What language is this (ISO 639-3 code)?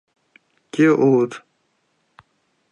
chm